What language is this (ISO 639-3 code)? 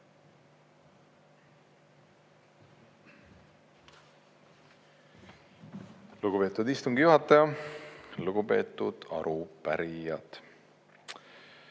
est